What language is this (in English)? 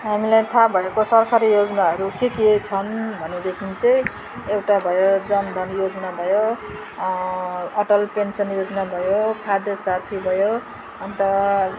Nepali